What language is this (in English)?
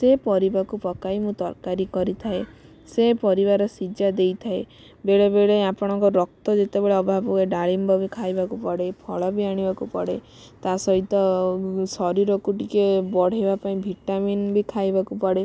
Odia